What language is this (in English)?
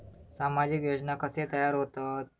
Marathi